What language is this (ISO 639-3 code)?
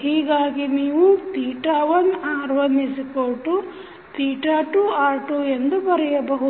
kan